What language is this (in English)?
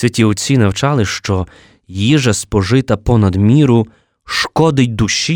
Ukrainian